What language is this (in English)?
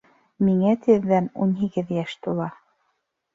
Bashkir